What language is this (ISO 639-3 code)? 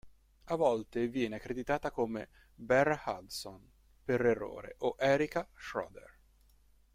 ita